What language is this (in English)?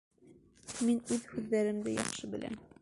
Bashkir